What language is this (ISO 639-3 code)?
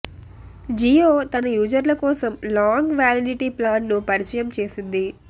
tel